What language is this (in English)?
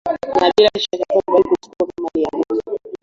Swahili